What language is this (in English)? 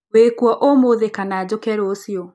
Kikuyu